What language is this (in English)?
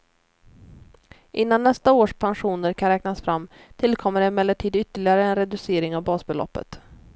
Swedish